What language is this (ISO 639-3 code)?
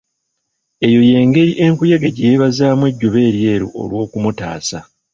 lug